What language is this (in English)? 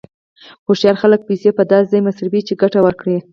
Pashto